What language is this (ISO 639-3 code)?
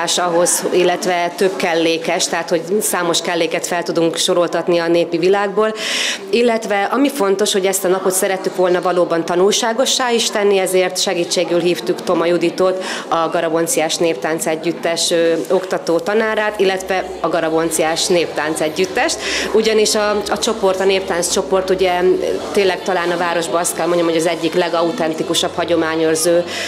hun